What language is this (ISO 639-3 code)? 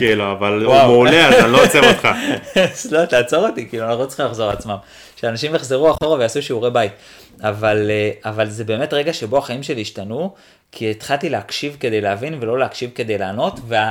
heb